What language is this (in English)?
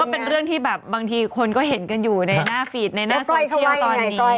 Thai